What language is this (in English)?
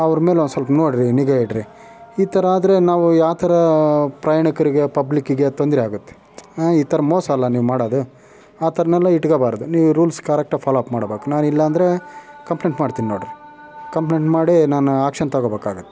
Kannada